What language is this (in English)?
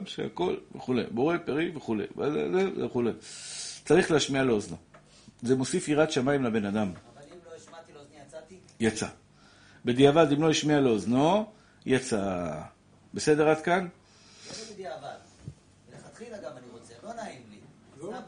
Hebrew